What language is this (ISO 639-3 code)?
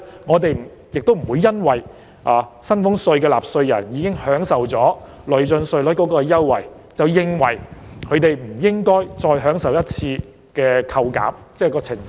yue